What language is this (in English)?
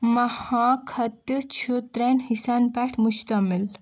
Kashmiri